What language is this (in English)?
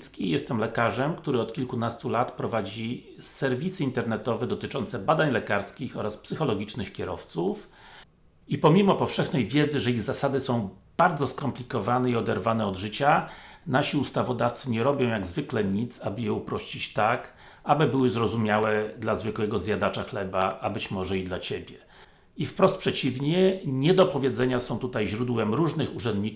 Polish